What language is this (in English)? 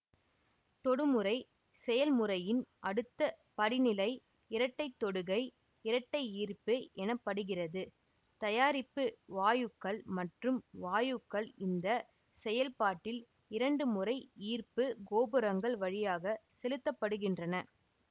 Tamil